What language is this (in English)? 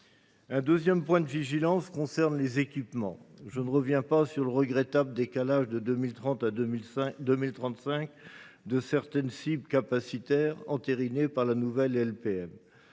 French